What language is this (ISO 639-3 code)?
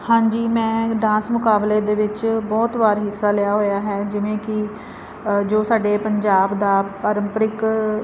pan